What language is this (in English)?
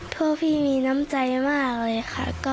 Thai